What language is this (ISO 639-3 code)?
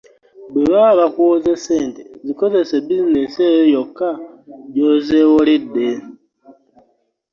lug